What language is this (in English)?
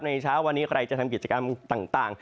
Thai